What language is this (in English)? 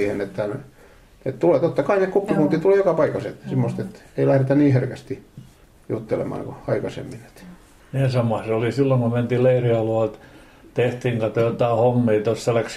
Finnish